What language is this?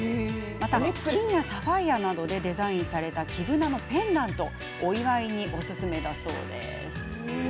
Japanese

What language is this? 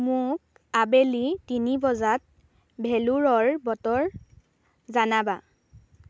Assamese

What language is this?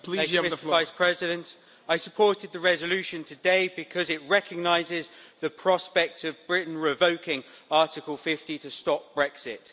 English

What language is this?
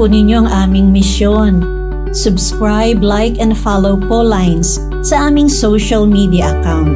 Filipino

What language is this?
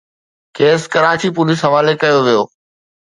Sindhi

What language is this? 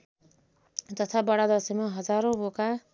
Nepali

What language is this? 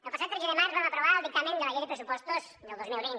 Catalan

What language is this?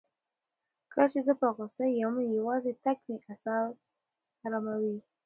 Pashto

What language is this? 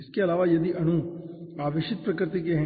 Hindi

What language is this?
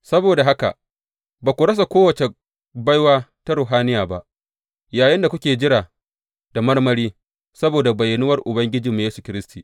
Hausa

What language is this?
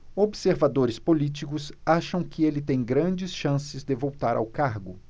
Portuguese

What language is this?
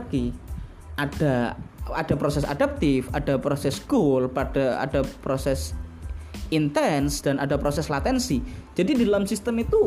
Indonesian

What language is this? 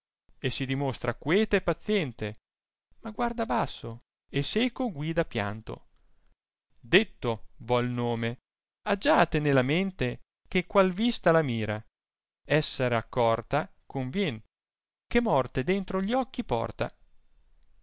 Italian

